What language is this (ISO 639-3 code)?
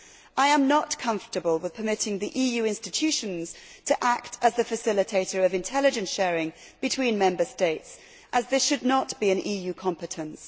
eng